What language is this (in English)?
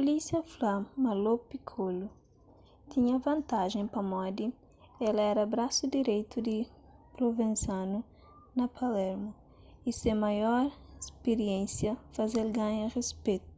Kabuverdianu